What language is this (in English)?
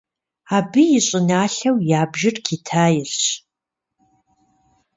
Kabardian